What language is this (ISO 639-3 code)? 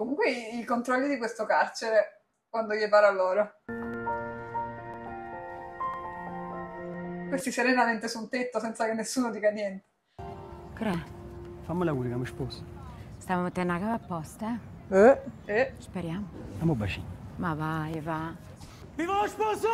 ita